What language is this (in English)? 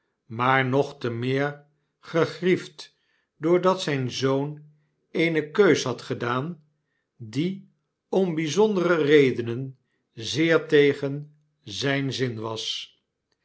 Dutch